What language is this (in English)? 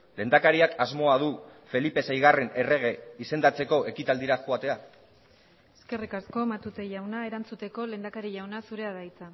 Basque